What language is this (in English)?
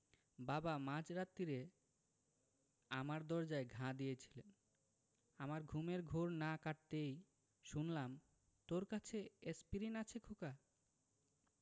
Bangla